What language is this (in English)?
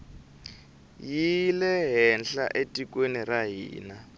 Tsonga